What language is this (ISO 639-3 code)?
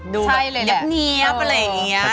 tha